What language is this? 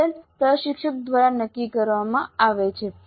Gujarati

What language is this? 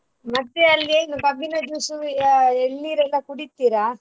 Kannada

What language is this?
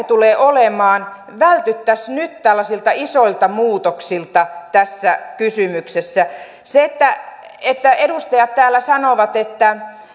Finnish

